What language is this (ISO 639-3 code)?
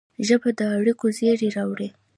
pus